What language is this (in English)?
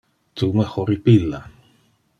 Interlingua